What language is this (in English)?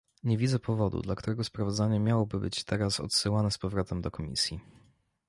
Polish